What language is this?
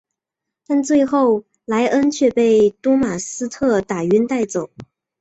Chinese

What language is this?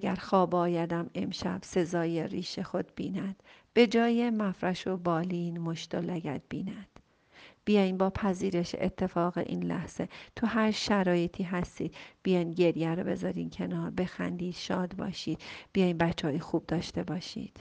Persian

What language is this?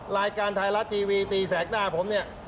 Thai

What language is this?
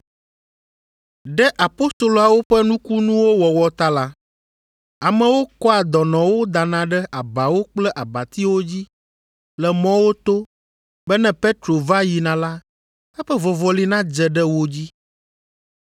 Ewe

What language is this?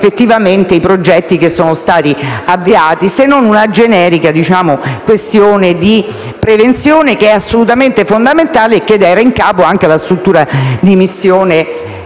Italian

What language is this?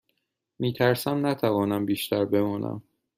Persian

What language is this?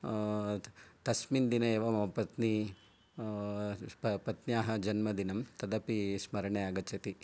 Sanskrit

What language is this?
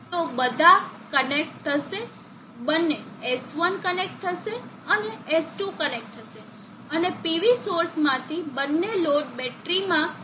Gujarati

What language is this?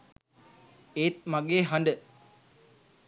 Sinhala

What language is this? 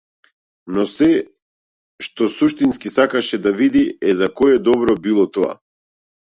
Macedonian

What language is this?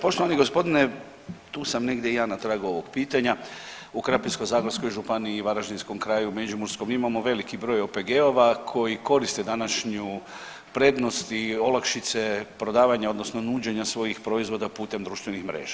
Croatian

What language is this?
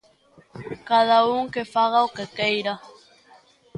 Galician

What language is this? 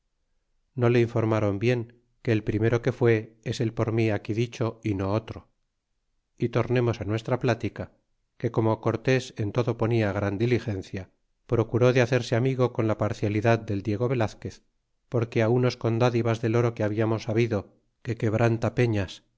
Spanish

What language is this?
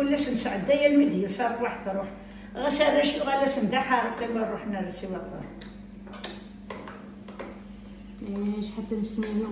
Arabic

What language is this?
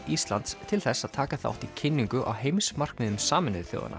Icelandic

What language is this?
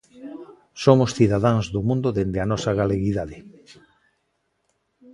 Galician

